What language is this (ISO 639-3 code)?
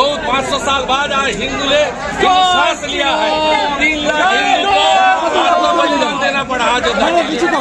kor